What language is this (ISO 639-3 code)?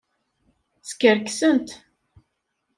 kab